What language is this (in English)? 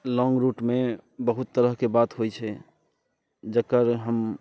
Maithili